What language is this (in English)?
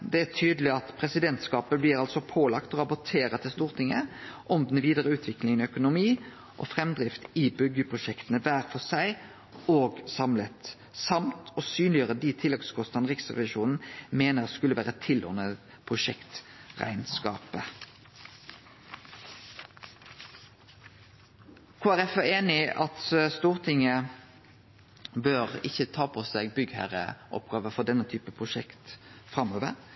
Norwegian Nynorsk